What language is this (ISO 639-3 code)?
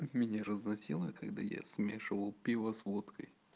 rus